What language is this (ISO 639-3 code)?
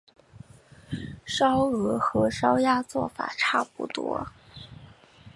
zho